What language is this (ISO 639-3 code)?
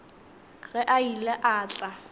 nso